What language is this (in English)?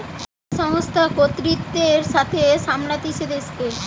Bangla